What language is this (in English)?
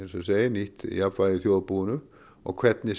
Icelandic